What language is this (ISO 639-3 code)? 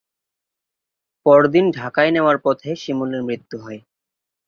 ben